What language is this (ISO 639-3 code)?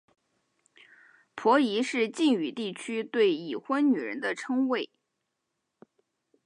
zho